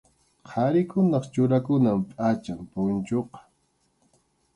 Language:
Arequipa-La Unión Quechua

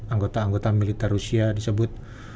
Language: Indonesian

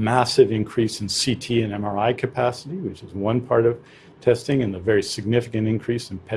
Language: English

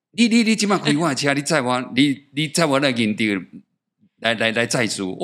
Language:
Chinese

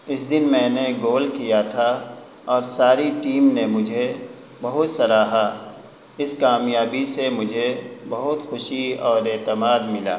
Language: Urdu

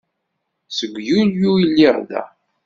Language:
Kabyle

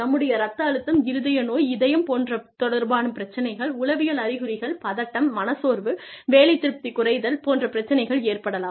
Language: Tamil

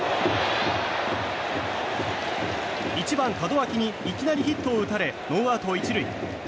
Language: Japanese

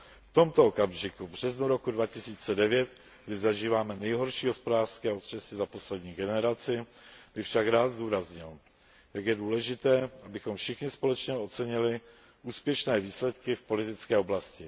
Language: Czech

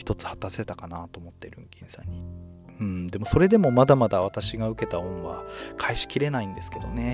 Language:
Japanese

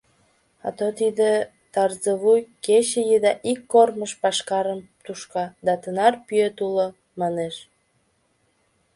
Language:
Mari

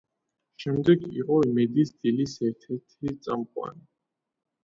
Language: Georgian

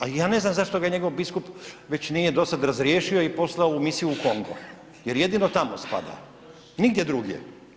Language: Croatian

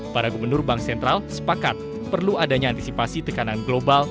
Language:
Indonesian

